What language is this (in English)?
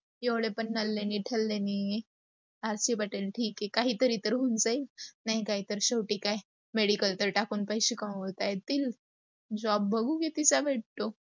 Marathi